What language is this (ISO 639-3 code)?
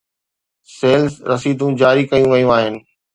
snd